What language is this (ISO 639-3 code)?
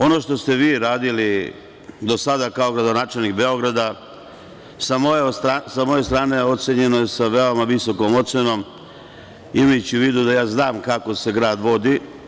srp